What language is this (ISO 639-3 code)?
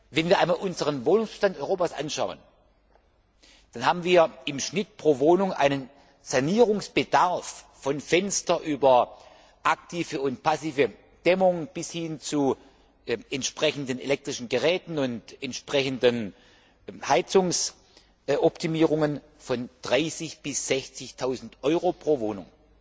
deu